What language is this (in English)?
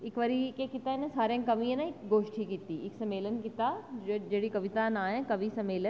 Dogri